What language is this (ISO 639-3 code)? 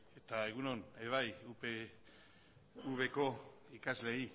eus